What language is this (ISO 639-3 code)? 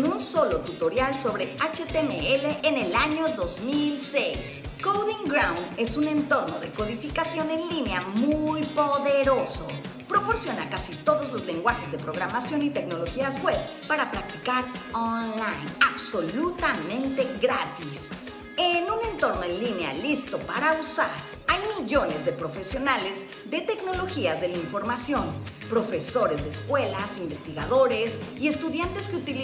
spa